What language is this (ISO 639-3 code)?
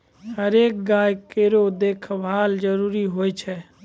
mai